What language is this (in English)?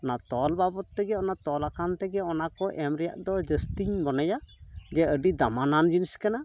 Santali